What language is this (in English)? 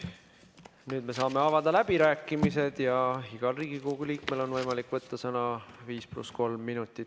Estonian